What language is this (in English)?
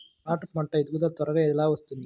Telugu